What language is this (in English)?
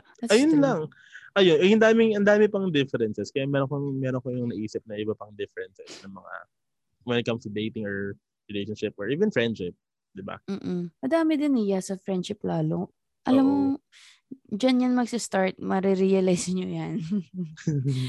Filipino